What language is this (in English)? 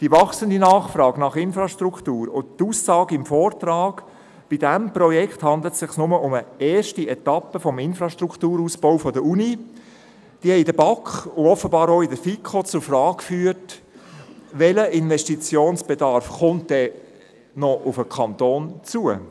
Swiss German